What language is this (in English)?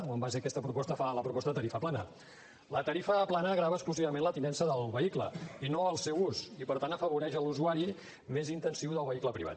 Catalan